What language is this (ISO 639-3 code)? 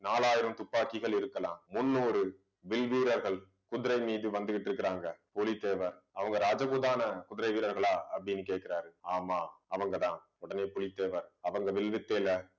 tam